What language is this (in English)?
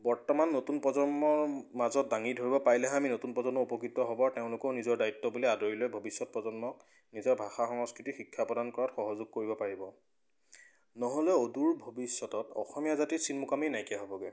Assamese